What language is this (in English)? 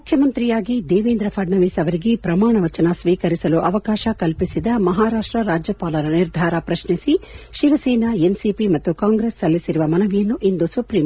Kannada